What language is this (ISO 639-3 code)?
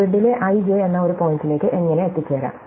mal